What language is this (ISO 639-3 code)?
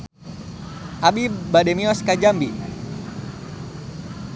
sun